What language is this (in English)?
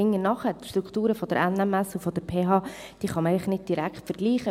Swiss German